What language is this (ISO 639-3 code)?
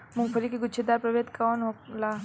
bho